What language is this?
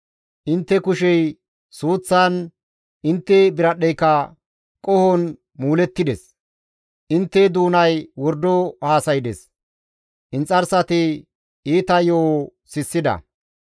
Gamo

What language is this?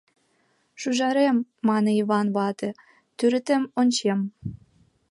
Mari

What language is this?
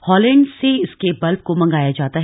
Hindi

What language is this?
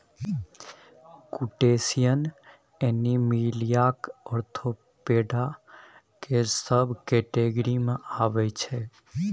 Maithili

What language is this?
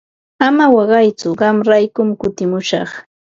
Ambo-Pasco Quechua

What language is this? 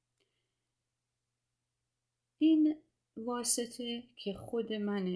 Persian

